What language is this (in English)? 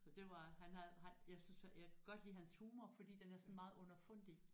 Danish